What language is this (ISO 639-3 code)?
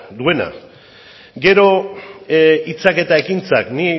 eus